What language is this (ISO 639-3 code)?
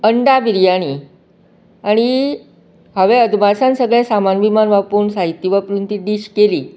kok